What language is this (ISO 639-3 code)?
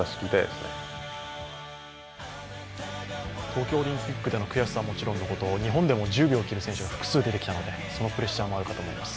jpn